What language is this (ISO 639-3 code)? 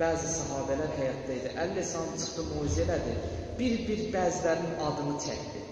tur